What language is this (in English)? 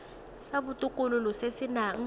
Tswana